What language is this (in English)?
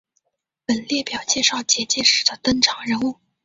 Chinese